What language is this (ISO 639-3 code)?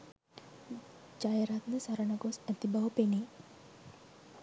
sin